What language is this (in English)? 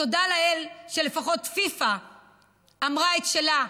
Hebrew